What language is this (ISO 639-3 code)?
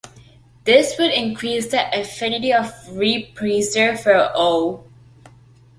eng